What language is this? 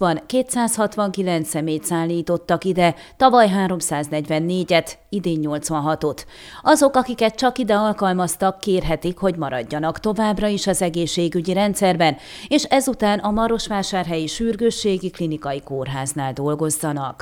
Hungarian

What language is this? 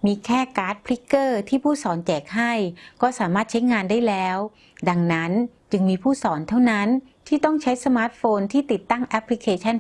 Thai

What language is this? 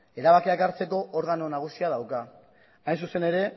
Basque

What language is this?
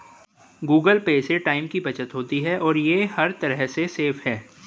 Hindi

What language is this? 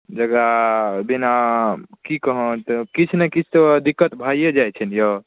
Maithili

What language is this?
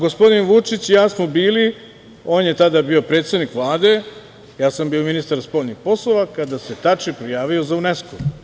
Serbian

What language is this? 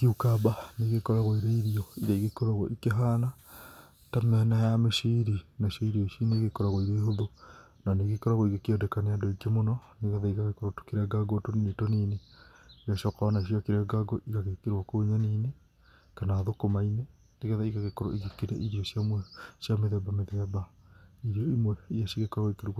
Kikuyu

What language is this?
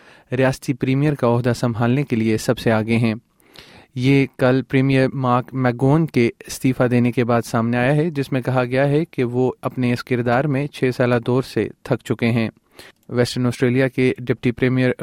Urdu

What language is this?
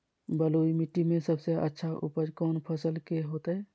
Magahi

